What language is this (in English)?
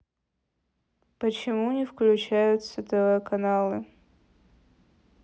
Russian